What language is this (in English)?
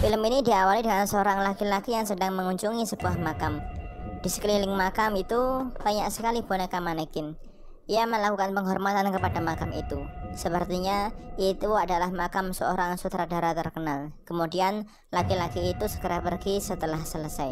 Indonesian